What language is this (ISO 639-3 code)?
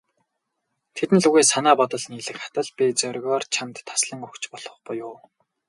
mon